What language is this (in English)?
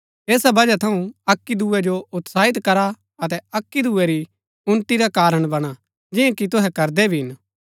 Gaddi